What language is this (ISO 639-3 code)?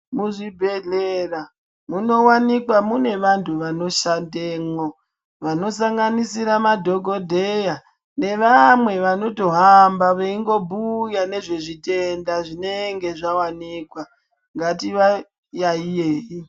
ndc